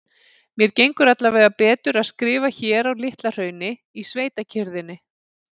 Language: Icelandic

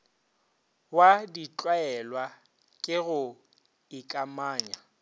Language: Northern Sotho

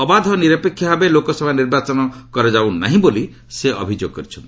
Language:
Odia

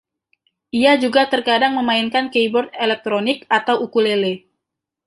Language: Indonesian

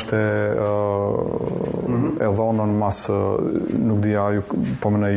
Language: Romanian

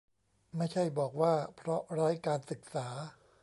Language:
Thai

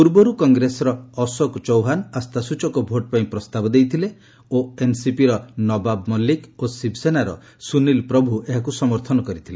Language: Odia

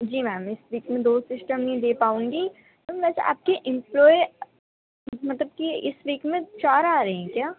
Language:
Urdu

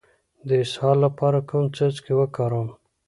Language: Pashto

